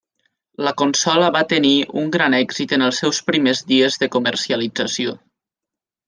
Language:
Catalan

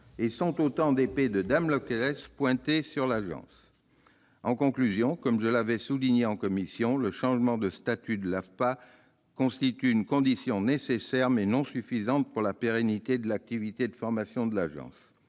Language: French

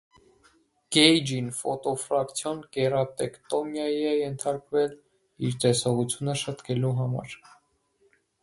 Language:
Armenian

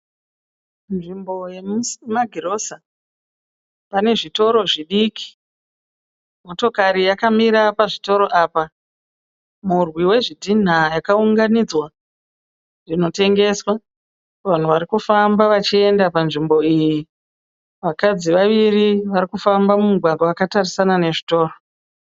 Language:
Shona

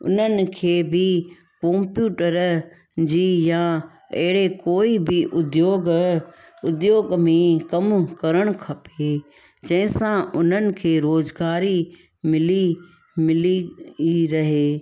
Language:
Sindhi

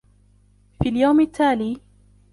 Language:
Arabic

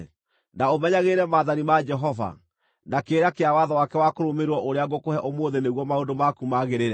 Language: Kikuyu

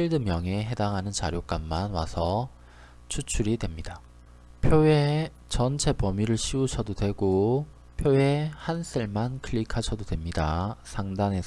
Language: Korean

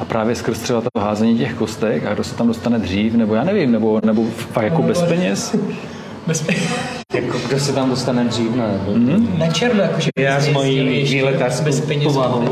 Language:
Czech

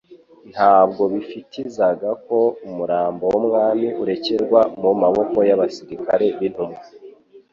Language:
Kinyarwanda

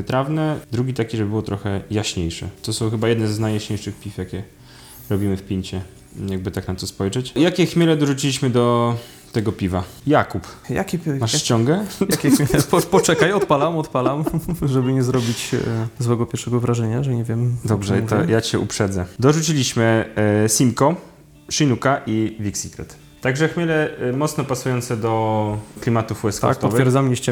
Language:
Polish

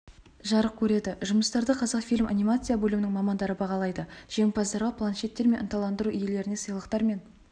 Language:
Kazakh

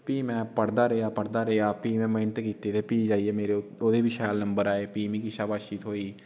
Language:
Dogri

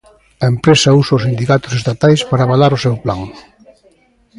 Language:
Galician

